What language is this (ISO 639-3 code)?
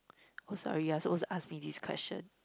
eng